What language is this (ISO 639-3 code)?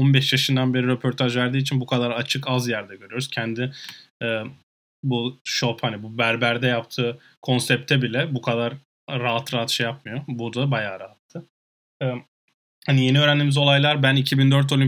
tur